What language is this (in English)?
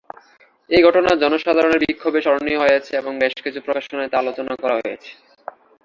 Bangla